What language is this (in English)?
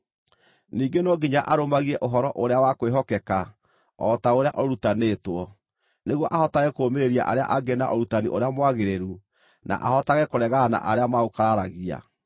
Kikuyu